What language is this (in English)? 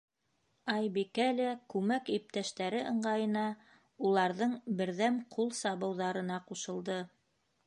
Bashkir